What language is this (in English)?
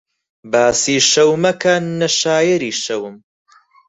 Central Kurdish